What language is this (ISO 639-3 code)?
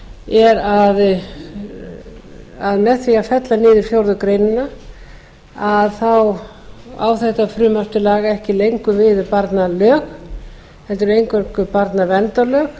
isl